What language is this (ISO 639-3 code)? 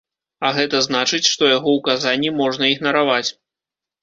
bel